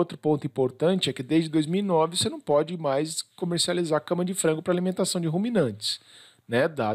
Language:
Portuguese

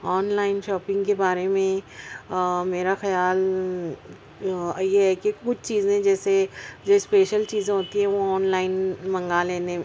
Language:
Urdu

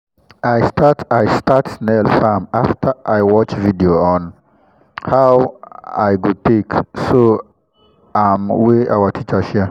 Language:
Nigerian Pidgin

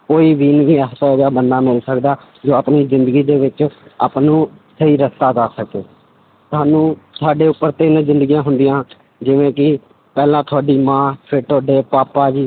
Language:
Punjabi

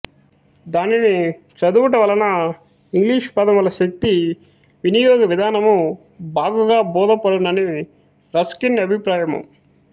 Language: Telugu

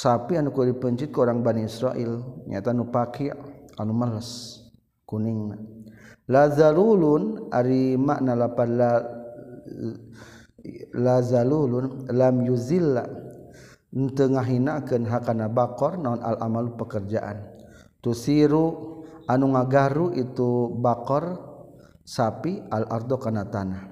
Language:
Malay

